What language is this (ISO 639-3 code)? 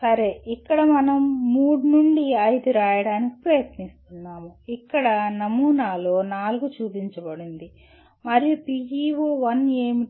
tel